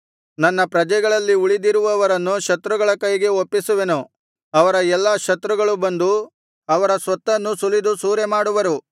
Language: Kannada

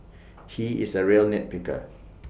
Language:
English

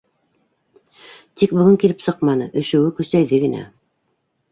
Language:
Bashkir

